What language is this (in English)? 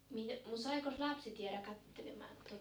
Finnish